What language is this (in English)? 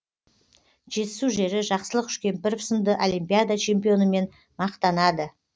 Kazakh